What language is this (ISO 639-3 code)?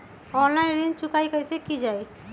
mag